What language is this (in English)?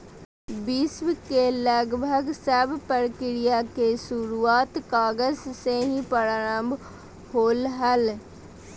Magahi